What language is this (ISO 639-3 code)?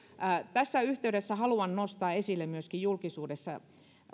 fin